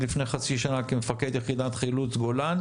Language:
Hebrew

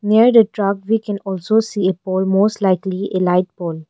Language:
English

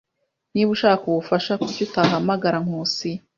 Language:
Kinyarwanda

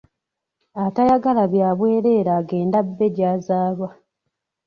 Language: Ganda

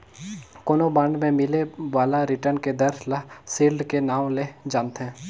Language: Chhattisgarhi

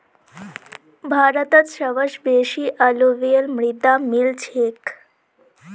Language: Magahi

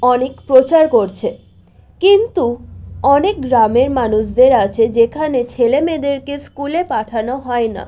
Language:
Bangla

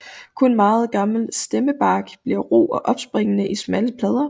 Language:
Danish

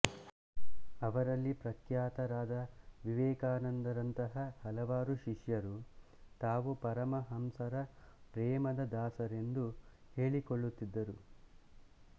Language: Kannada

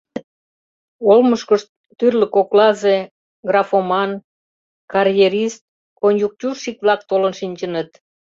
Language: Mari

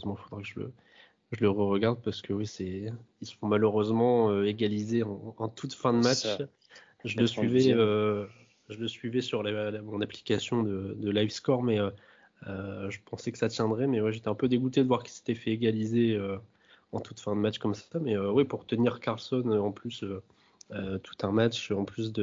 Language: French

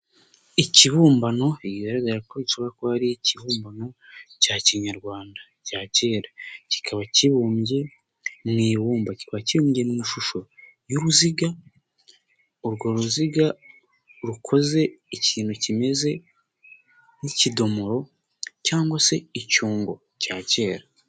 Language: Kinyarwanda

